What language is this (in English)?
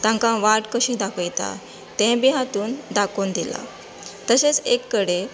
Konkani